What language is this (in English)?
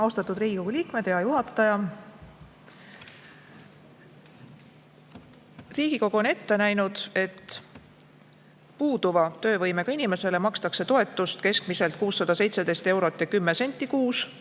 Estonian